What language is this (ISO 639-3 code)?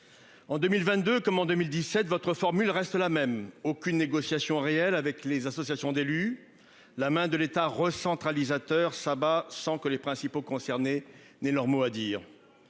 fra